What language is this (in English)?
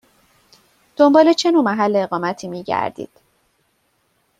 Persian